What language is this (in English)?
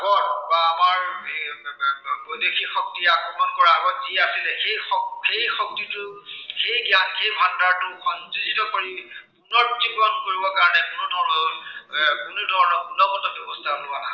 Assamese